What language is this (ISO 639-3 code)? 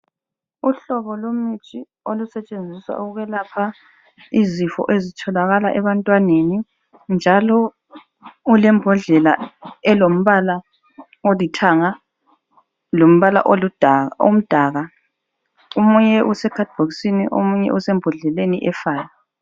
nde